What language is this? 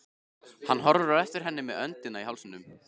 Icelandic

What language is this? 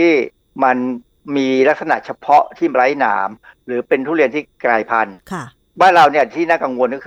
Thai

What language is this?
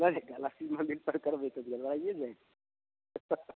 Maithili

